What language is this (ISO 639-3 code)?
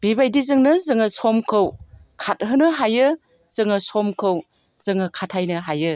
brx